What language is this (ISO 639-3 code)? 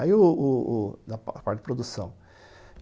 por